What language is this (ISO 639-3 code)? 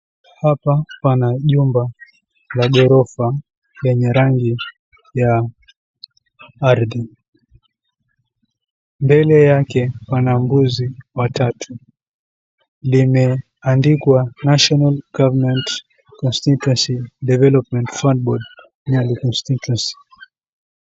swa